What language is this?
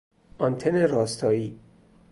Persian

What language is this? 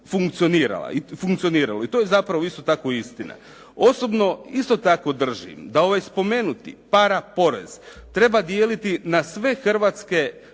Croatian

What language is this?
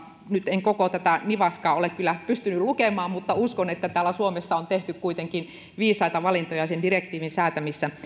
Finnish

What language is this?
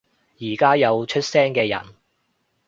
Cantonese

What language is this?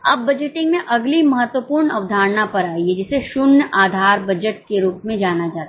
Hindi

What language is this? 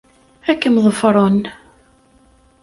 Kabyle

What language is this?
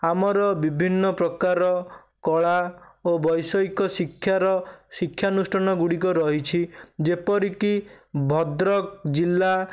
Odia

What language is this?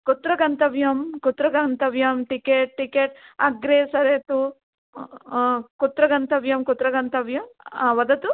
Sanskrit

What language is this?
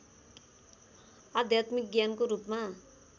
Nepali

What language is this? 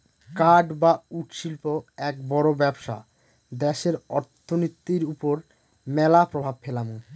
Bangla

